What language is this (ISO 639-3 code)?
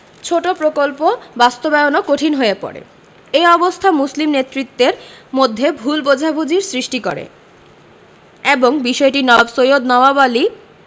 ben